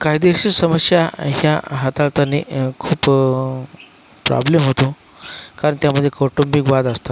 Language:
Marathi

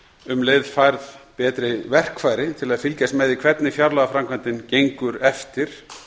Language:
Icelandic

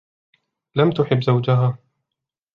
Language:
Arabic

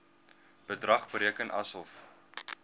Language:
Afrikaans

